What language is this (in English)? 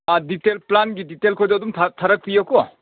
Manipuri